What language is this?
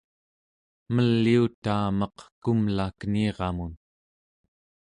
Central Yupik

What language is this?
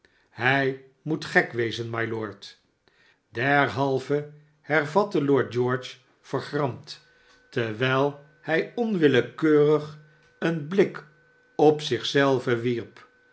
Dutch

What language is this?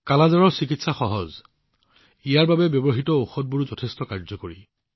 Assamese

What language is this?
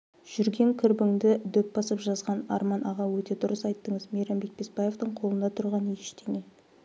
Kazakh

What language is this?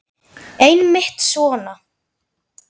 Icelandic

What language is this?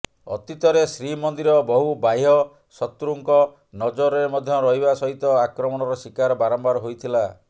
Odia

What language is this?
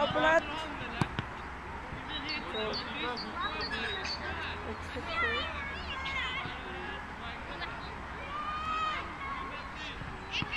Dutch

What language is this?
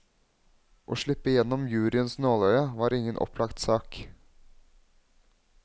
Norwegian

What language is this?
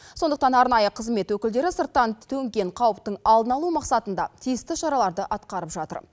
Kazakh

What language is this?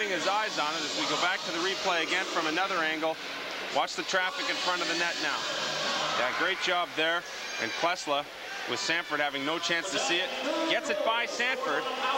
English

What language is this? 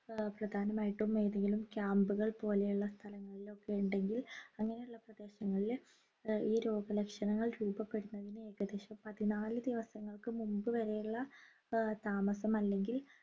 Malayalam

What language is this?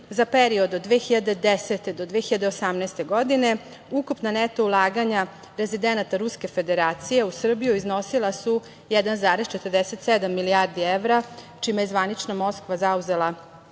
Serbian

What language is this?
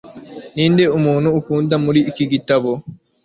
Kinyarwanda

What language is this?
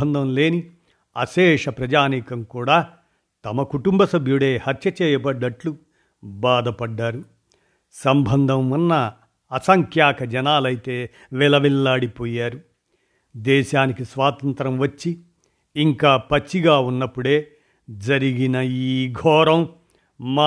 Telugu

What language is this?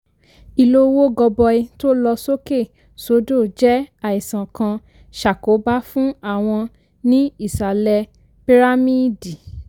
Yoruba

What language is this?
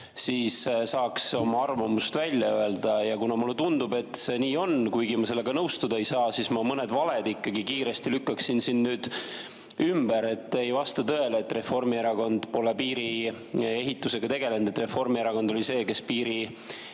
Estonian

